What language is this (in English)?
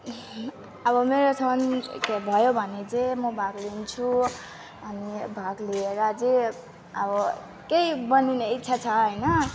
Nepali